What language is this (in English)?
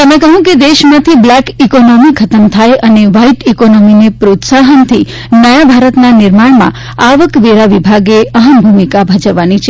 Gujarati